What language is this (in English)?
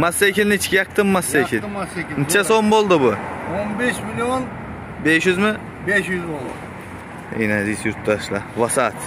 Turkish